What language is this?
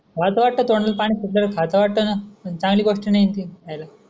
Marathi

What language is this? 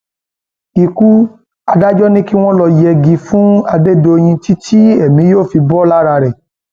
Yoruba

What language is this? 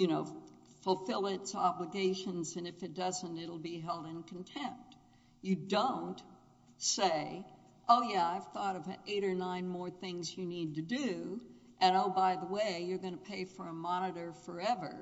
English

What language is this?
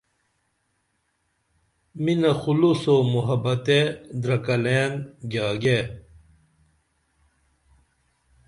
Dameli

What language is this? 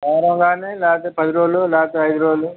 Telugu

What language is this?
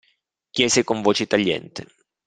Italian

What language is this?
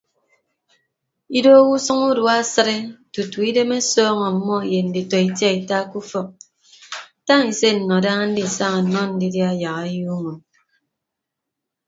Ibibio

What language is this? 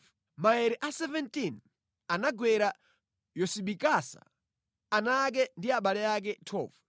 Nyanja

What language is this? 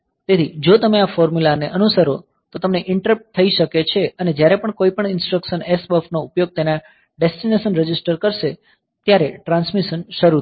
Gujarati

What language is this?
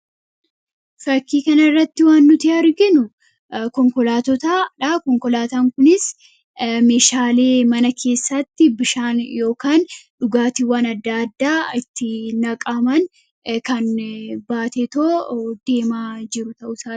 Oromo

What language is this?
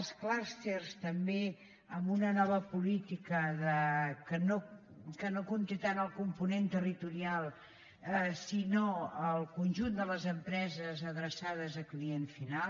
Catalan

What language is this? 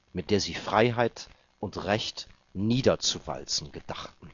German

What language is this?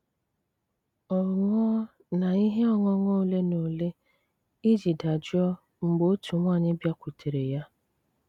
Igbo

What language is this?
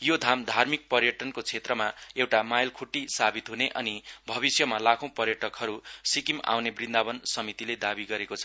Nepali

